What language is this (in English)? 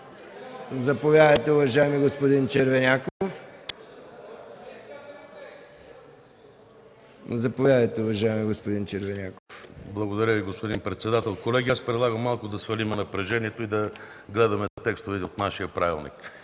Bulgarian